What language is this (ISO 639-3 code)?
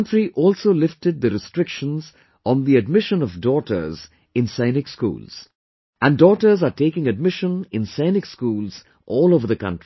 eng